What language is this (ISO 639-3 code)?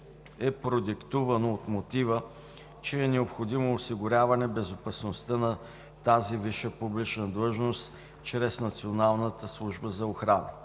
bul